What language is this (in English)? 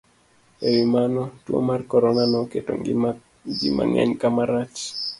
Luo (Kenya and Tanzania)